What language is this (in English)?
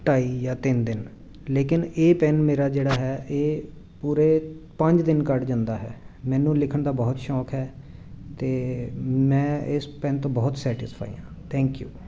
Punjabi